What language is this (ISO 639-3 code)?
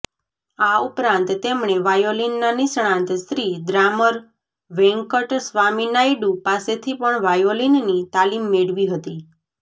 guj